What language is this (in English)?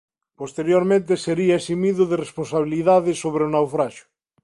Galician